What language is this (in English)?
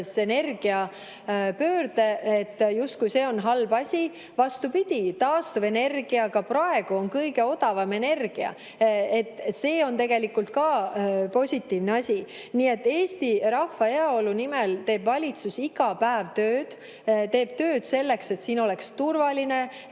Estonian